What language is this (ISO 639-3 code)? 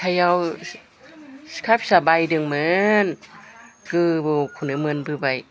brx